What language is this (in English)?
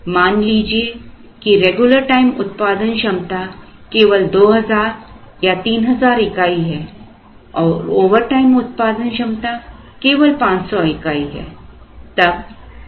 Hindi